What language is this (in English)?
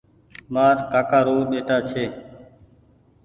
Goaria